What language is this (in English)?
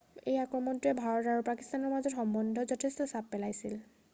Assamese